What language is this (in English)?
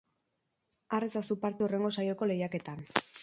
Basque